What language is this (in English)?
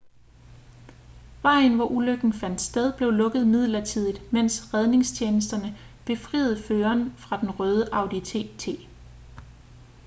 Danish